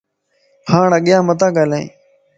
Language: Lasi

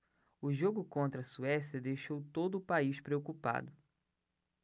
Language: Portuguese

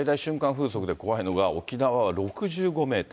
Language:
Japanese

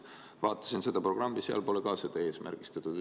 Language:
Estonian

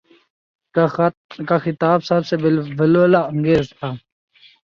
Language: Urdu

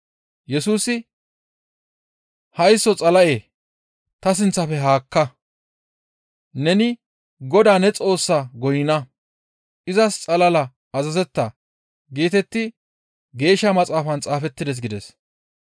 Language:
Gamo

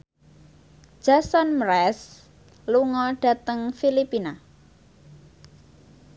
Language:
Javanese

